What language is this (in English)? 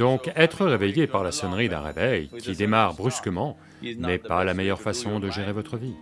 French